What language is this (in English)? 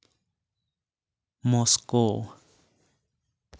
Santali